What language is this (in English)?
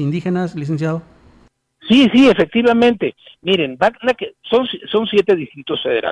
Spanish